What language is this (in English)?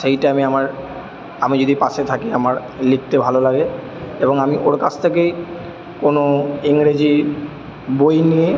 Bangla